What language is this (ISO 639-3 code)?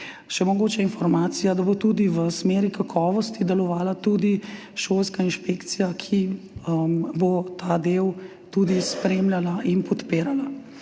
slv